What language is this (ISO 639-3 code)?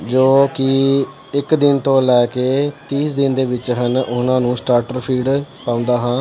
pan